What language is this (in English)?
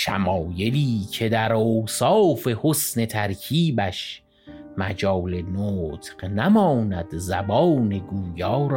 Persian